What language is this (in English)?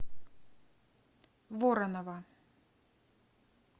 Russian